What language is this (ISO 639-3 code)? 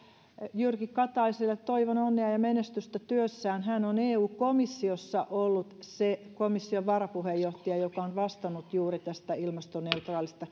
fin